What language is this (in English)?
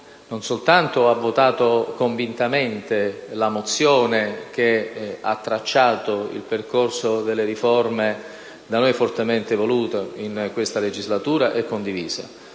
Italian